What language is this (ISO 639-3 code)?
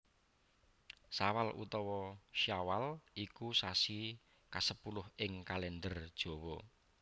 jav